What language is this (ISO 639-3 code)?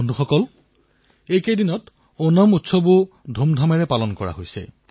asm